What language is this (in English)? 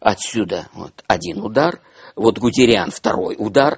Russian